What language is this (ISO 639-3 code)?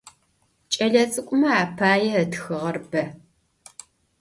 ady